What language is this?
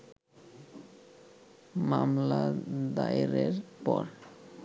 Bangla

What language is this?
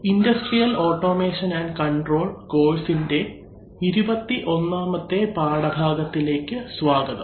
Malayalam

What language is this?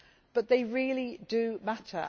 English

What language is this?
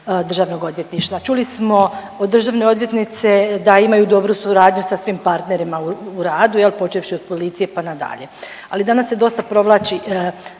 Croatian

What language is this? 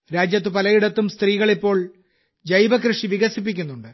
Malayalam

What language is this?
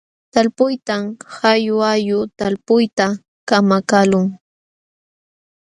Jauja Wanca Quechua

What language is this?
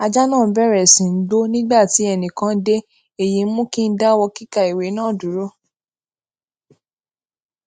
Yoruba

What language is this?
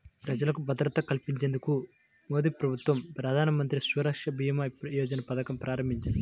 Telugu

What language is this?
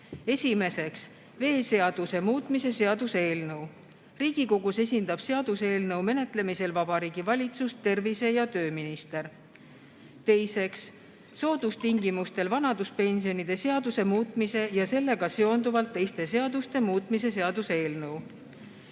Estonian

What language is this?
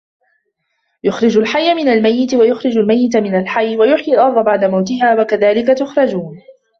Arabic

